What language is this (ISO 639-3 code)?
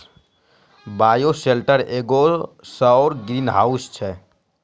mai